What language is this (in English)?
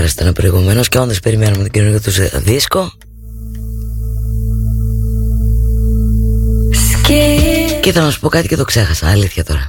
Greek